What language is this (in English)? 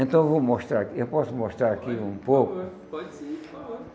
Portuguese